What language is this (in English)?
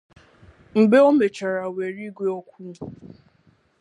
Igbo